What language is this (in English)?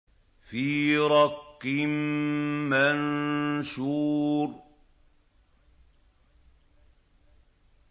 Arabic